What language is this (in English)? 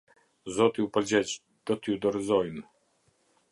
Albanian